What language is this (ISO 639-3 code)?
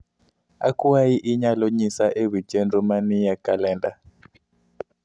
luo